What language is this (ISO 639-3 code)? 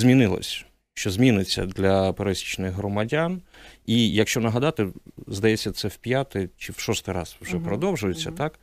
ukr